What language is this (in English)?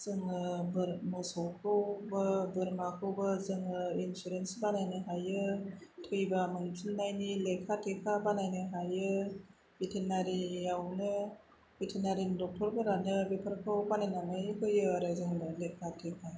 Bodo